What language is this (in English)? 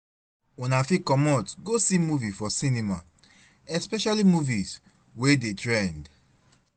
Nigerian Pidgin